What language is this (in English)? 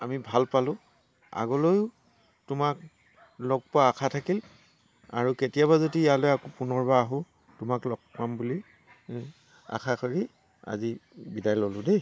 Assamese